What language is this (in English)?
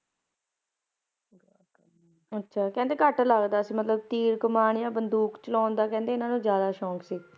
Punjabi